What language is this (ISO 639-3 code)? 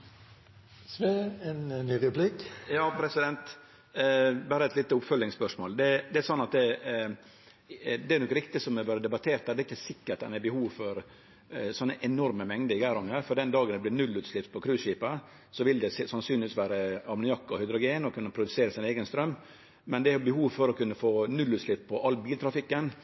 nor